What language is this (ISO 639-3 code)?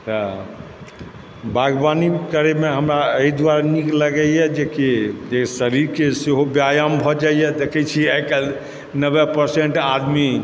mai